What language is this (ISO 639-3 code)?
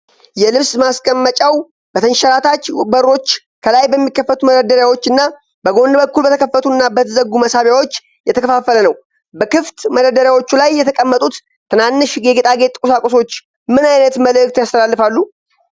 amh